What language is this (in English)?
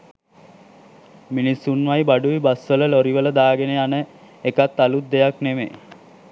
Sinhala